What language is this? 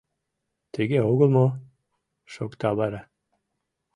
Mari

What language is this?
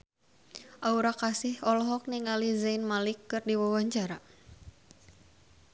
Sundanese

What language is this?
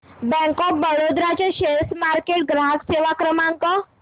Marathi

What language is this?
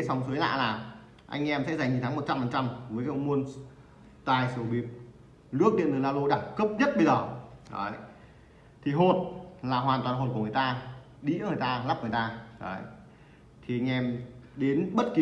Vietnamese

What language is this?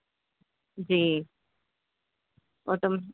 Urdu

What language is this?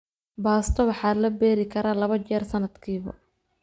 Somali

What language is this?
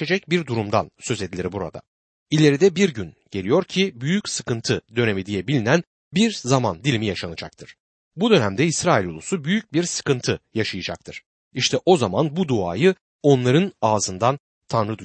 Turkish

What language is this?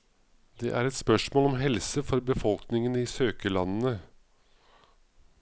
Norwegian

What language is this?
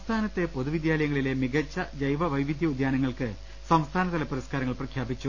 Malayalam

